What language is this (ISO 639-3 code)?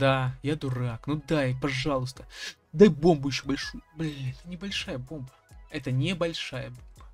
rus